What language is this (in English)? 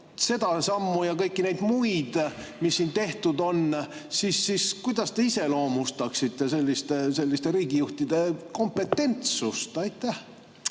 Estonian